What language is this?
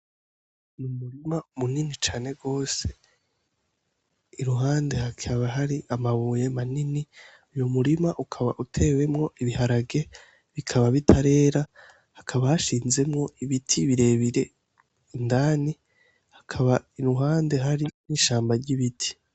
Rundi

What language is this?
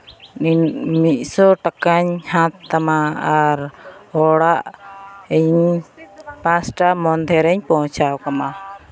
Santali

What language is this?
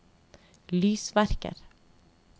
Norwegian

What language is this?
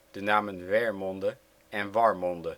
Dutch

